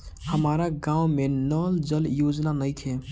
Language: Bhojpuri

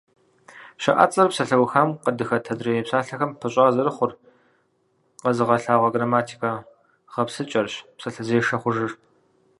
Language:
Kabardian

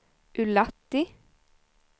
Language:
Swedish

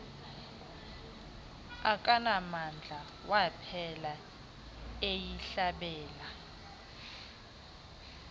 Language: Xhosa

